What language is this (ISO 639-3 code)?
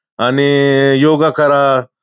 mar